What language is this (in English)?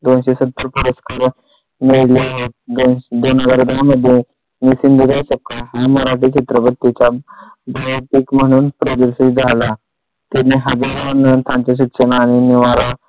Marathi